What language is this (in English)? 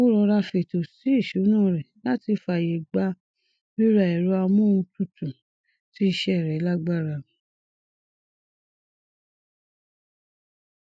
Yoruba